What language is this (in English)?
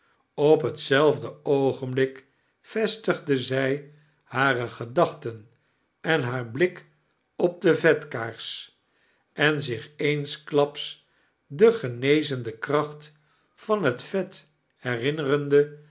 Dutch